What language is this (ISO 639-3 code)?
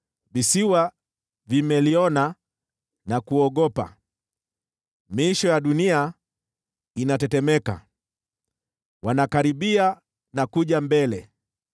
swa